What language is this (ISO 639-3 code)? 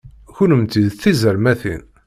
kab